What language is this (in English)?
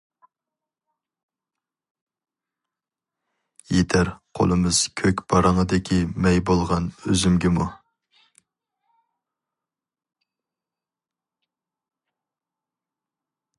Uyghur